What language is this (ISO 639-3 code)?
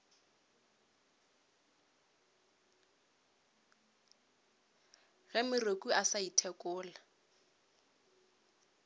nso